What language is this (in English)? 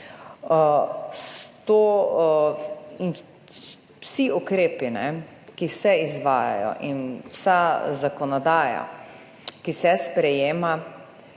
Slovenian